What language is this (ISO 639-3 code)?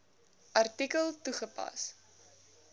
afr